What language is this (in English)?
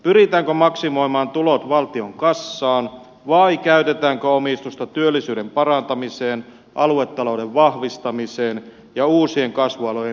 Finnish